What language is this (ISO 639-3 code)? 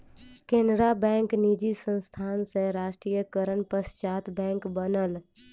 mai